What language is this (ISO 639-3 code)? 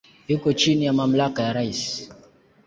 swa